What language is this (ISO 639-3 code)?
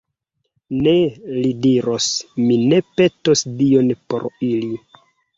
epo